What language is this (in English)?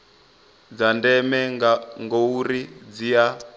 Venda